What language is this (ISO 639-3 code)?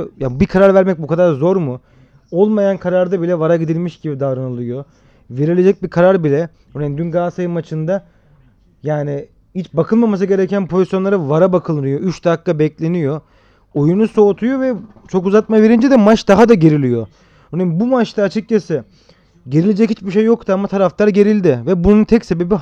tur